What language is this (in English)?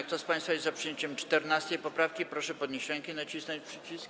Polish